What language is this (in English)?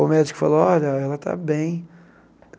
Portuguese